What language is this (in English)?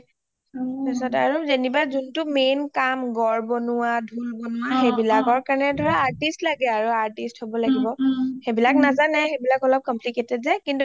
Assamese